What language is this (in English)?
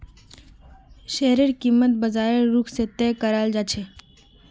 Magahi